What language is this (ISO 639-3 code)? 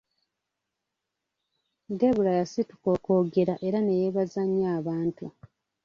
lug